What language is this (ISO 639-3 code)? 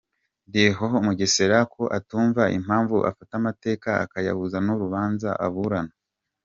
kin